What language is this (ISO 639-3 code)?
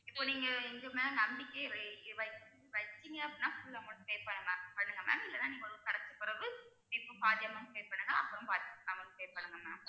tam